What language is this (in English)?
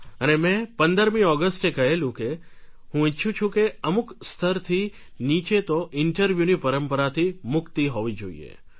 Gujarati